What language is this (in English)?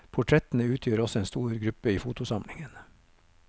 Norwegian